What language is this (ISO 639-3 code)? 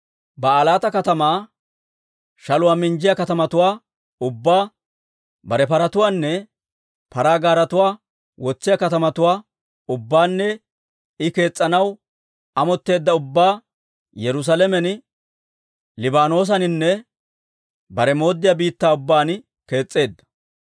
dwr